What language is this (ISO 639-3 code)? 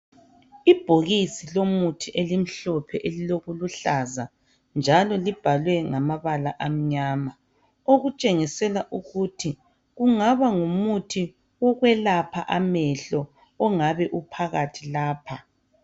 nde